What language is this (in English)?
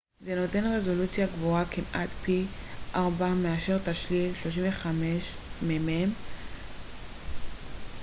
Hebrew